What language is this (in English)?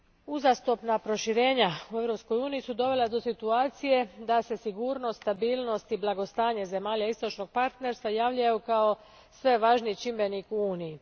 Croatian